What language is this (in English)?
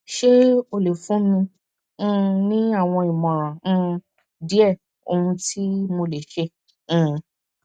Yoruba